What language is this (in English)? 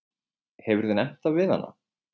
Icelandic